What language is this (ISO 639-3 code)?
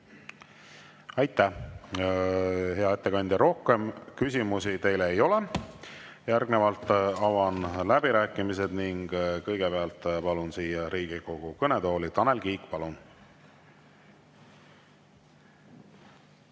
est